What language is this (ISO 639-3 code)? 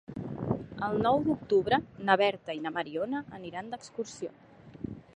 cat